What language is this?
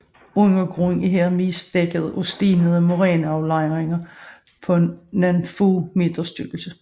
Danish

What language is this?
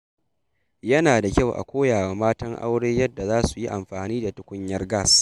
Hausa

